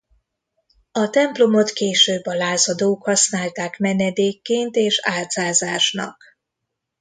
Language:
Hungarian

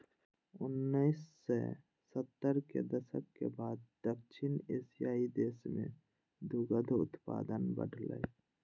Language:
Maithili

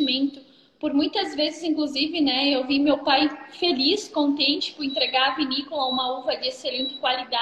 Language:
Portuguese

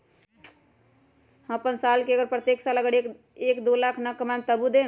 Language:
Magahi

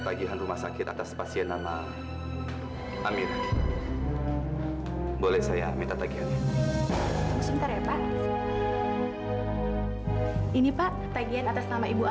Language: Indonesian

